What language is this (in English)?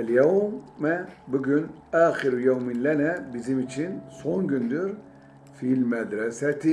Turkish